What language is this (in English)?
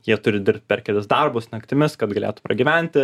Lithuanian